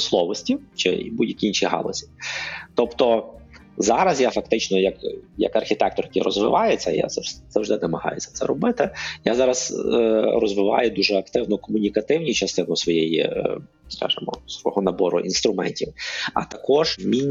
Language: Ukrainian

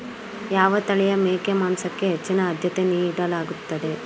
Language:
Kannada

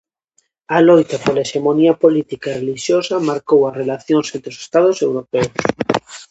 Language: Galician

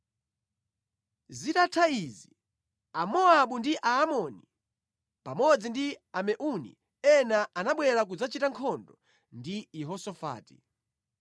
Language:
Nyanja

